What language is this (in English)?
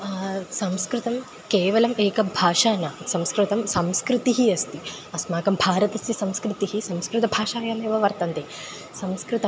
Sanskrit